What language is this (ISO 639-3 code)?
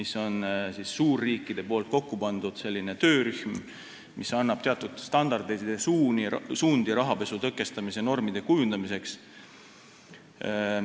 est